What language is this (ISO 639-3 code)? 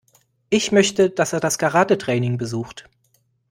deu